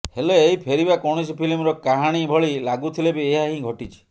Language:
Odia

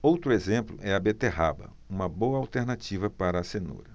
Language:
Portuguese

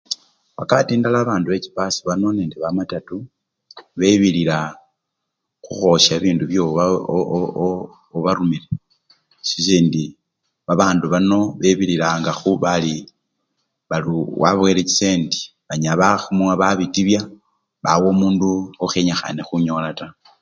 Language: Luyia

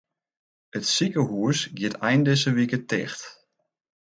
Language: Western Frisian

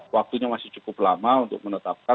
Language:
Indonesian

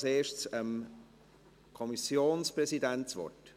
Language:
Swiss German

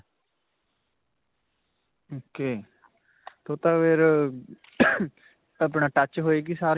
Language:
Punjabi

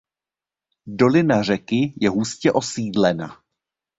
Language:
Czech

